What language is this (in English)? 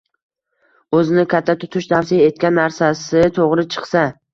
Uzbek